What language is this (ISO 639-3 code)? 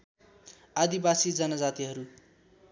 nep